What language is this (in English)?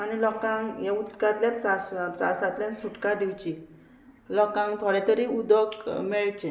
Konkani